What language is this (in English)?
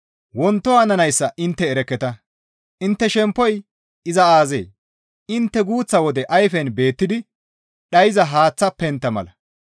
Gamo